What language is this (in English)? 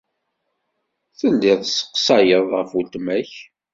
Kabyle